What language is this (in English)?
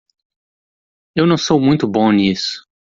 Portuguese